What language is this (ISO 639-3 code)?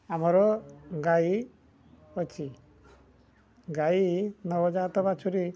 ori